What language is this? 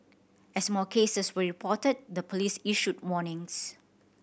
English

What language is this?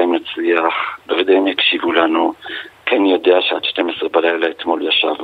Hebrew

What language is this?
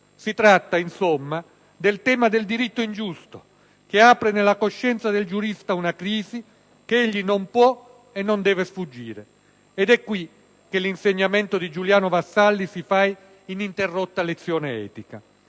Italian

